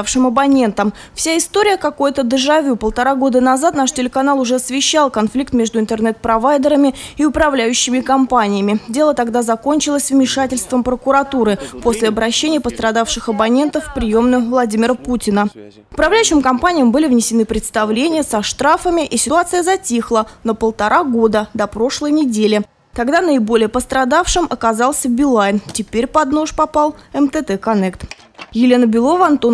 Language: Russian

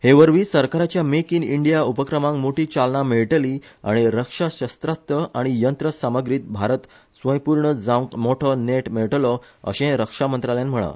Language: Konkani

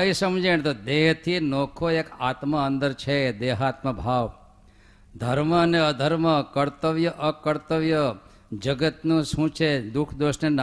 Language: Gujarati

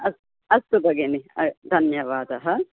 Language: Sanskrit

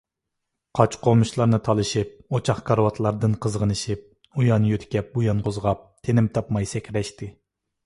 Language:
Uyghur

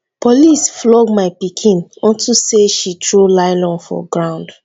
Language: Nigerian Pidgin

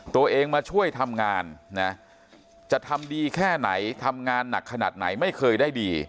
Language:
Thai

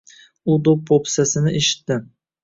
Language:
Uzbek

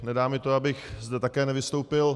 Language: Czech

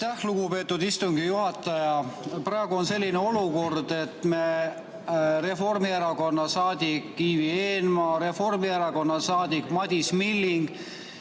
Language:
Estonian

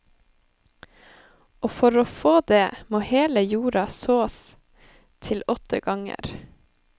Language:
Norwegian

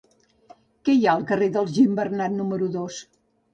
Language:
Catalan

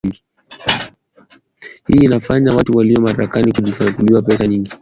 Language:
Swahili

